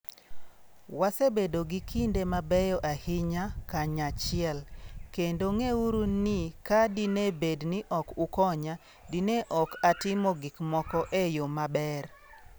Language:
Luo (Kenya and Tanzania)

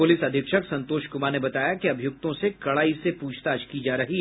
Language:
Hindi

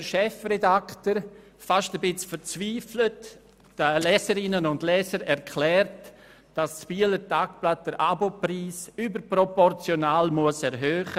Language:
Swiss German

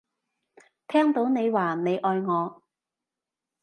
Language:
Cantonese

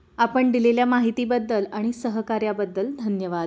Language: Marathi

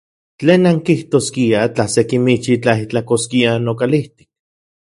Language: Central Puebla Nahuatl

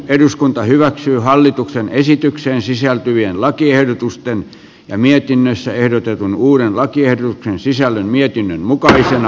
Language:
Finnish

